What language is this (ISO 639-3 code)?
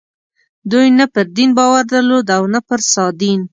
pus